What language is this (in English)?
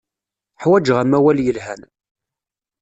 Kabyle